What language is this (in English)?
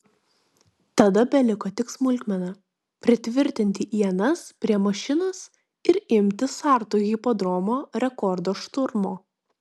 Lithuanian